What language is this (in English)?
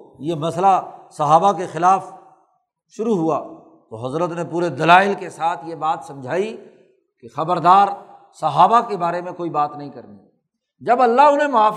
Urdu